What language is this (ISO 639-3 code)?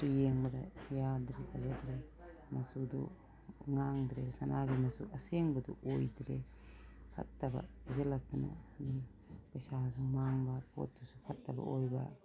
mni